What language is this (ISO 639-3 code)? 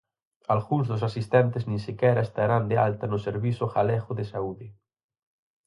glg